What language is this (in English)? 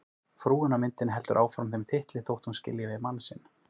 Icelandic